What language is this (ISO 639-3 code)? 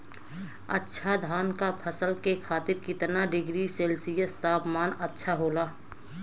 bho